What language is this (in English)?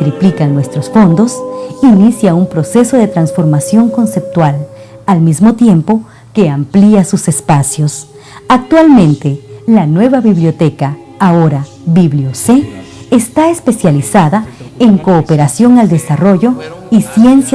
Spanish